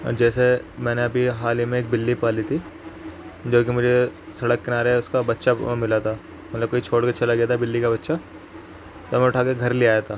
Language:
Urdu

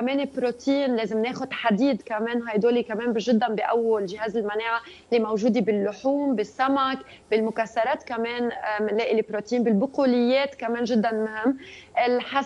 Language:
Arabic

